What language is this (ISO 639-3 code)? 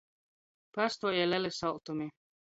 ltg